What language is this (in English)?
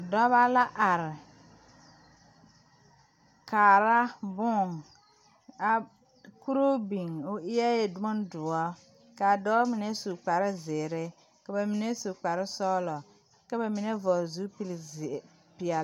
Southern Dagaare